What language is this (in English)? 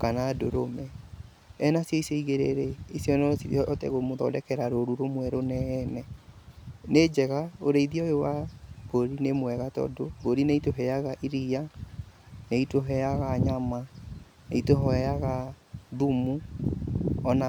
Kikuyu